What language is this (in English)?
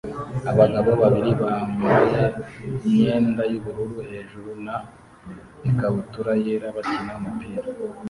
Kinyarwanda